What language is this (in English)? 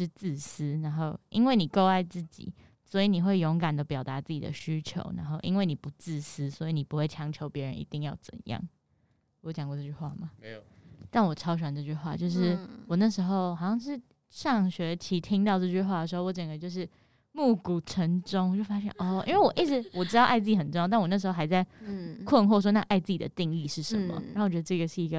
Chinese